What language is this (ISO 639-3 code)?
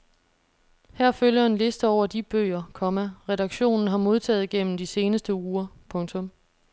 dan